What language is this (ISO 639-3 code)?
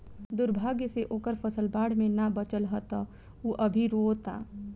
bho